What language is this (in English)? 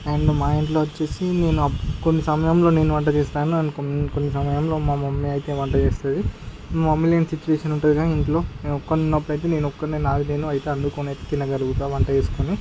Telugu